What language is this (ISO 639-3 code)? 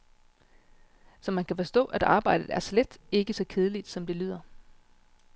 dan